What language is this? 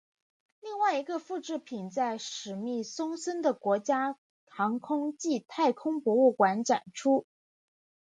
Chinese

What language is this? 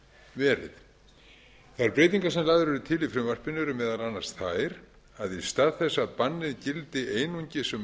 Icelandic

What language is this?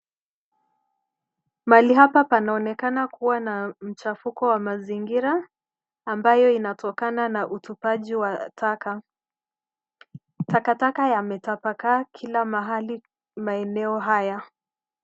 Swahili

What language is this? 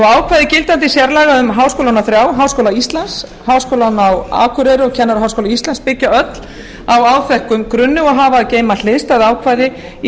Icelandic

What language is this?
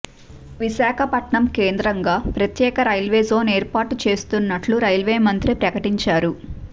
Telugu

